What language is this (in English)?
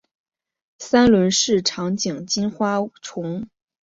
Chinese